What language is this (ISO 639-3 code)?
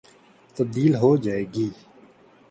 urd